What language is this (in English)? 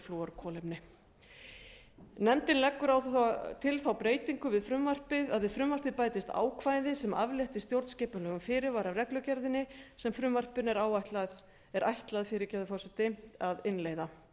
Icelandic